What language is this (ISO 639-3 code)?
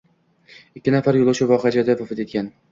uzb